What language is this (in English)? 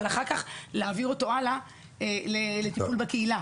Hebrew